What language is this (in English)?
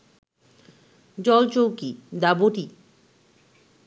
Bangla